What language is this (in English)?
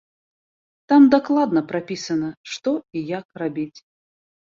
Belarusian